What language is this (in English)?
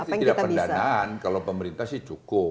Indonesian